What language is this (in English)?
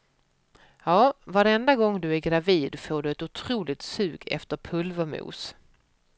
Swedish